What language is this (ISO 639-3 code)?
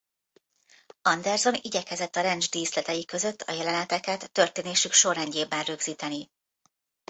hun